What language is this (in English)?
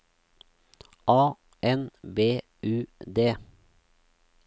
Norwegian